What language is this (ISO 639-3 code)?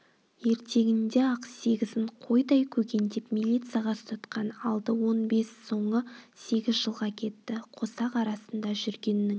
kaz